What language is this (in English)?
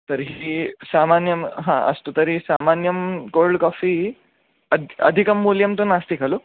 Sanskrit